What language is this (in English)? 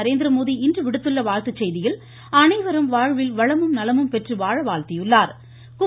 Tamil